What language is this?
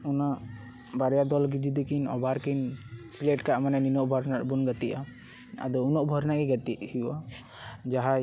Santali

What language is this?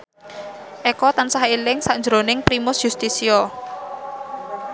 Javanese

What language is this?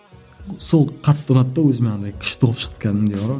Kazakh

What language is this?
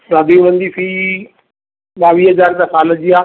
Sindhi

